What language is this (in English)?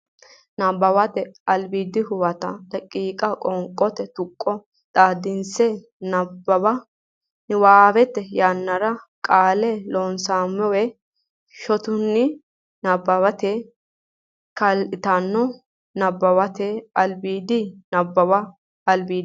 Sidamo